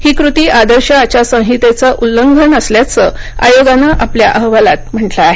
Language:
Marathi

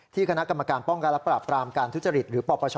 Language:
Thai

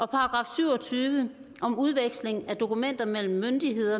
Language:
Danish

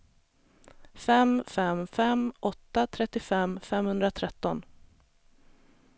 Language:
Swedish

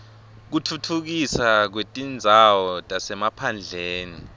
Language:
Swati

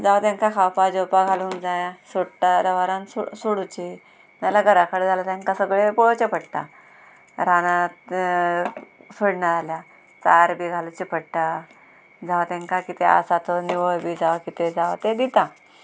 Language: Konkani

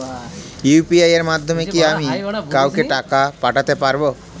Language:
Bangla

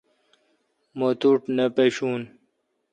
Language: Kalkoti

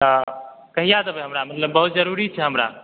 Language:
Maithili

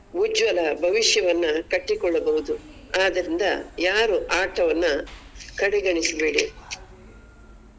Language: Kannada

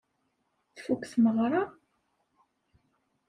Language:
Kabyle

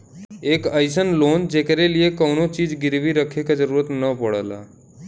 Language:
Bhojpuri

